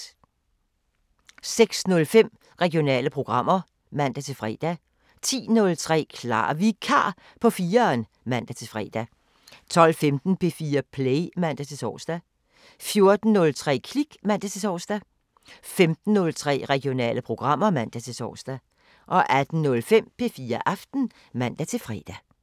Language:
Danish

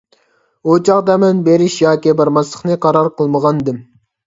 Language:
Uyghur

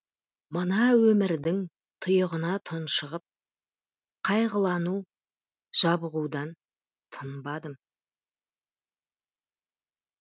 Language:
Kazakh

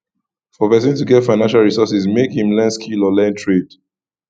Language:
Nigerian Pidgin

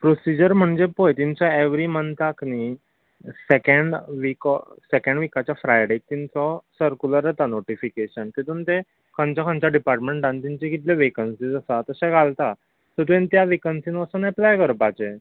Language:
Konkani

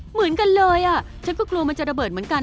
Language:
Thai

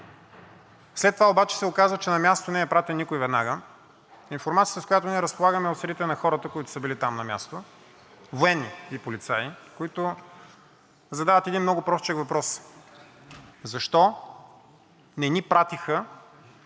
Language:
Bulgarian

